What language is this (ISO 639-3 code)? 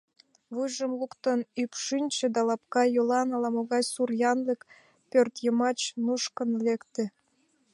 chm